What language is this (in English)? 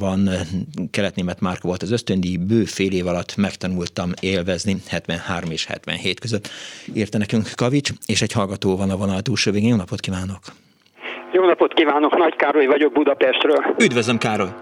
Hungarian